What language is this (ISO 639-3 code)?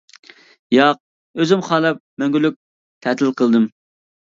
uig